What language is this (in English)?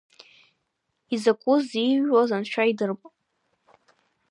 Abkhazian